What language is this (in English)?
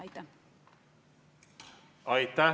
Estonian